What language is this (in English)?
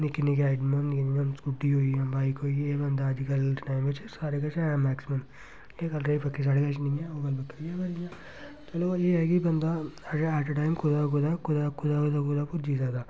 Dogri